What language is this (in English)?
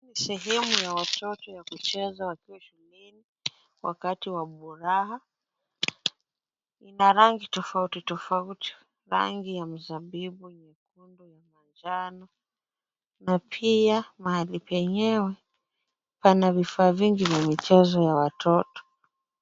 Swahili